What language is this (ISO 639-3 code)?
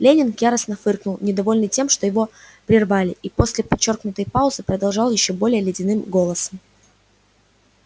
rus